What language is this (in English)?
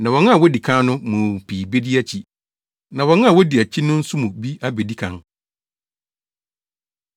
Akan